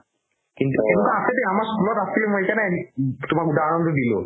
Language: Assamese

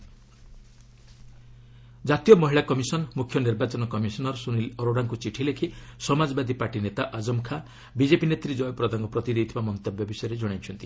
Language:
Odia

